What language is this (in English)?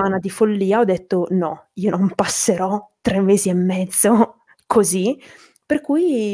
Italian